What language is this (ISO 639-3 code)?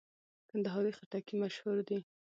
pus